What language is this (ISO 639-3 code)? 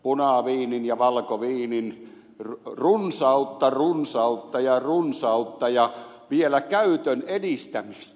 fin